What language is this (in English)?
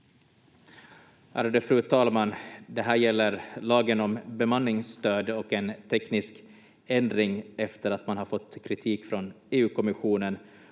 Finnish